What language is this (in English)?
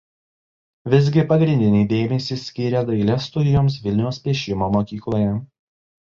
Lithuanian